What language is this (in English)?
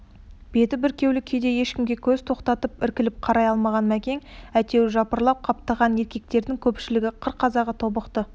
Kazakh